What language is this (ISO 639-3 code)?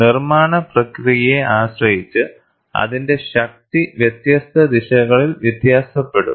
mal